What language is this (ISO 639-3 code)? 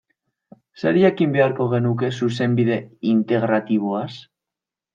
eus